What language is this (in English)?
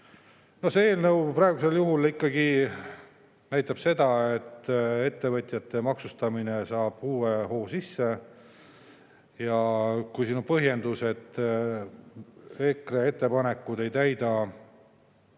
Estonian